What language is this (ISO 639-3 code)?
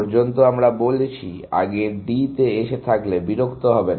ben